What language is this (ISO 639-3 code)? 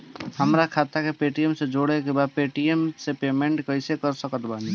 bho